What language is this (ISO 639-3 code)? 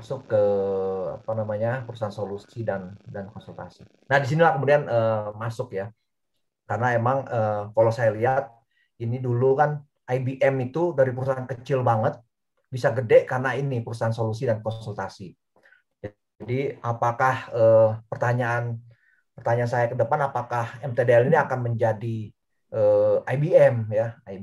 ind